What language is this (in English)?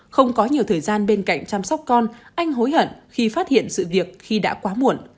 Vietnamese